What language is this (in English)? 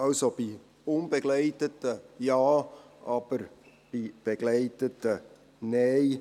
Swiss German